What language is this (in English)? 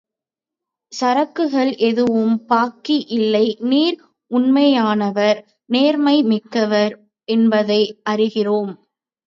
Tamil